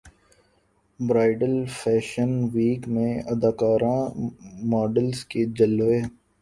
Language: Urdu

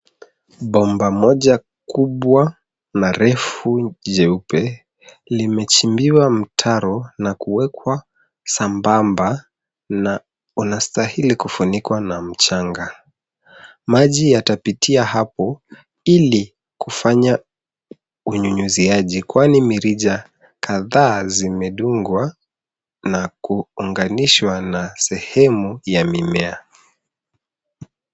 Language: Swahili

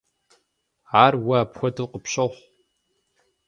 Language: Kabardian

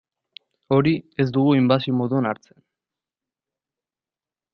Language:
Basque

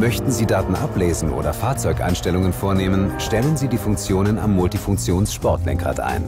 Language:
German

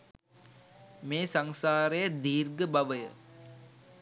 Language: Sinhala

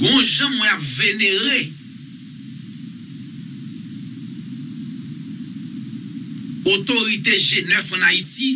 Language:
French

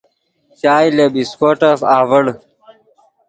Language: Yidgha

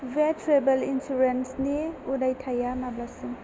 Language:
Bodo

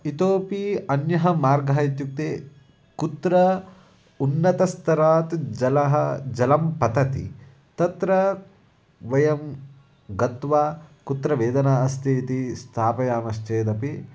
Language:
Sanskrit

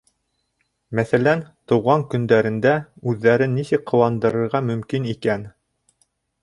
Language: Bashkir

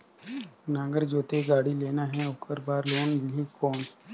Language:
Chhattisgarhi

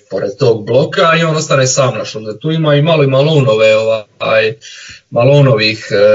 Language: Croatian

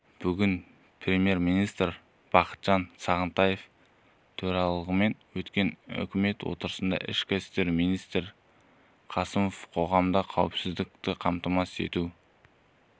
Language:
Kazakh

